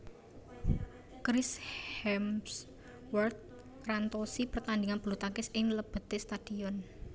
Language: Javanese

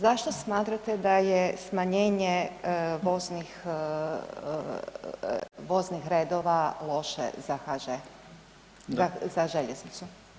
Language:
Croatian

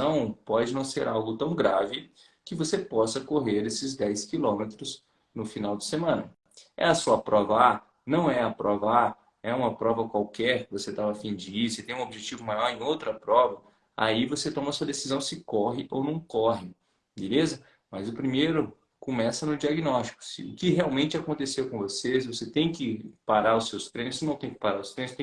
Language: Portuguese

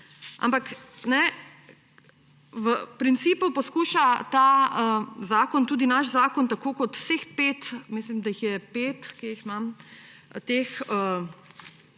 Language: Slovenian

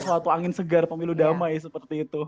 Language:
Indonesian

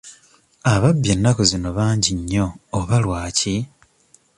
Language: Ganda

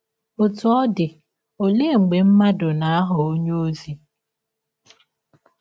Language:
Igbo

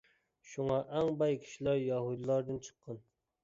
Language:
Uyghur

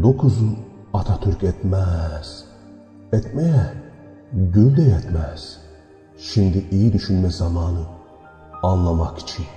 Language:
Turkish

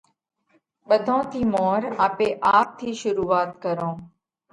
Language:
Parkari Koli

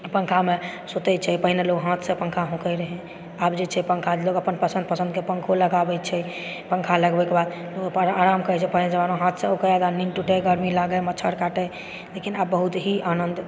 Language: Maithili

